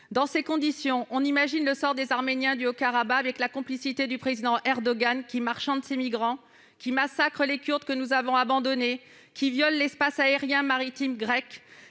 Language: French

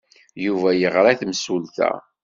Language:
Kabyle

